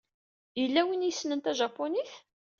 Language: Kabyle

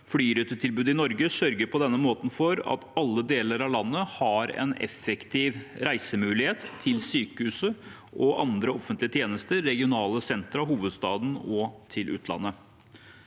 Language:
Norwegian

